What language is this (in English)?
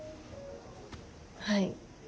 Japanese